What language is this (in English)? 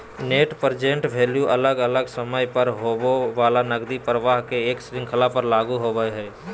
Magahi